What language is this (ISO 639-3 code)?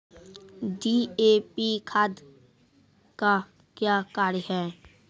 mai